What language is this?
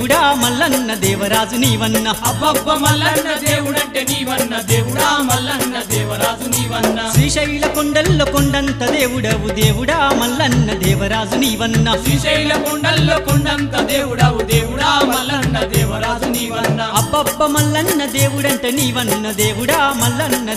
Arabic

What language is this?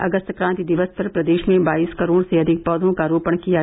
Hindi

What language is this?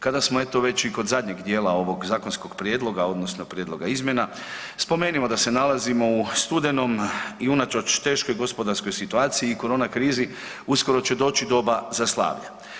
Croatian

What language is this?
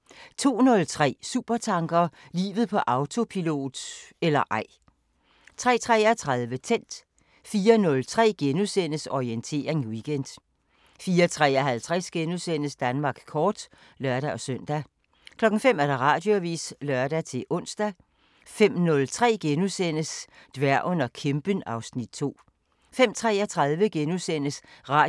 Danish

